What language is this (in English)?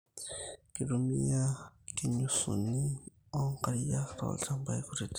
Masai